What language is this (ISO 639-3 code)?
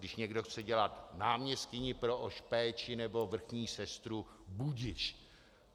ces